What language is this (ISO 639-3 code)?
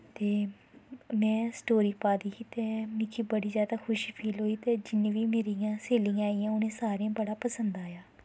doi